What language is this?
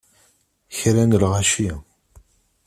Kabyle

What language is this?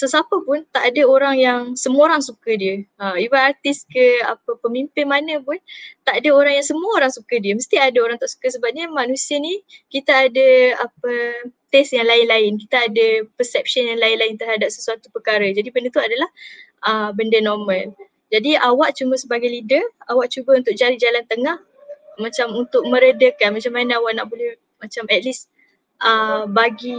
Malay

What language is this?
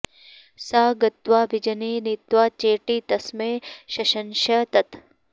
Sanskrit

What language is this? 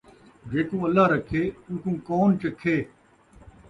Saraiki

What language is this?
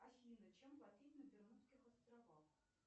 Russian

